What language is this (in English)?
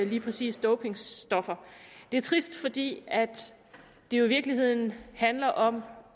Danish